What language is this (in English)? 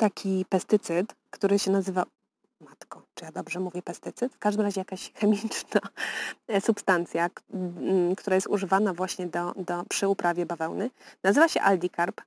Polish